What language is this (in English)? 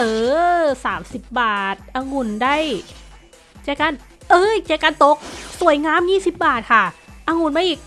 Thai